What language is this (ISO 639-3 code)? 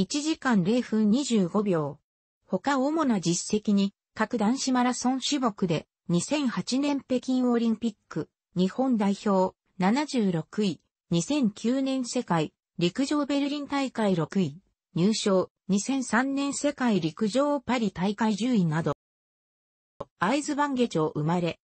jpn